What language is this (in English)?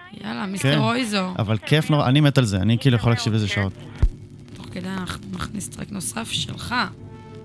Hebrew